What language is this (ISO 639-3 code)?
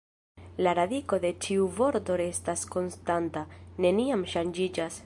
epo